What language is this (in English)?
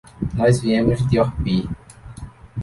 Portuguese